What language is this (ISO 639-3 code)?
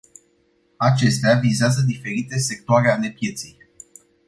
ron